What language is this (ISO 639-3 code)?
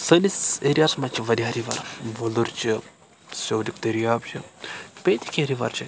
kas